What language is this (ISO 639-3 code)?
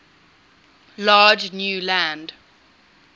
eng